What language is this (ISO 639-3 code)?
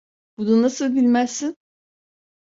tur